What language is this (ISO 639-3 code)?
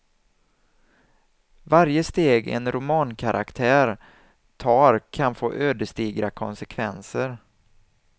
swe